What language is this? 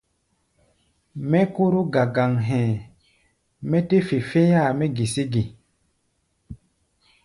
Gbaya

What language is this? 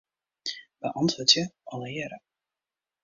Western Frisian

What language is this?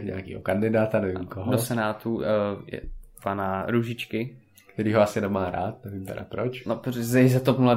Czech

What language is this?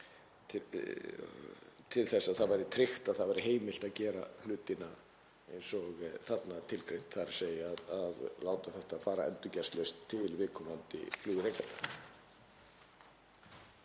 Icelandic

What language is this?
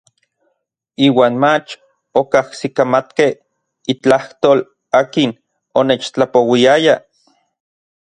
Orizaba Nahuatl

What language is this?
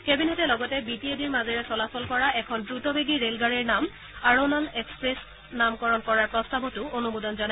Assamese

